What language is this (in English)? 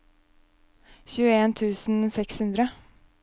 Norwegian